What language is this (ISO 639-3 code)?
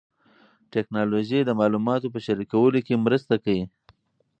pus